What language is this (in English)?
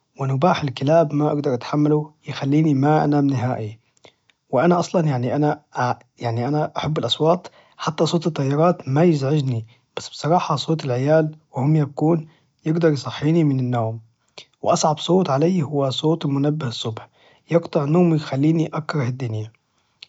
Najdi Arabic